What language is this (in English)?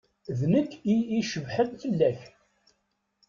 Kabyle